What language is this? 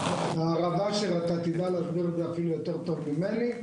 Hebrew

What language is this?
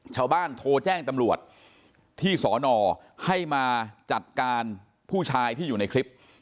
Thai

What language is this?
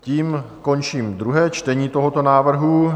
Czech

